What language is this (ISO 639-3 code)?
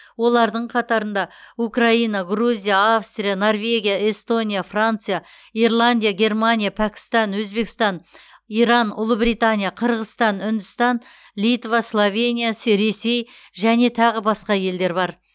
kaz